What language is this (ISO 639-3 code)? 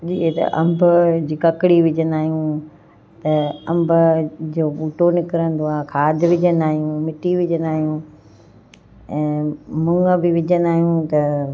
snd